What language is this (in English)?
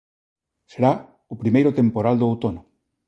Galician